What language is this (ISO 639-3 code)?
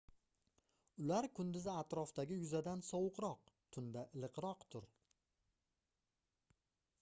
uzb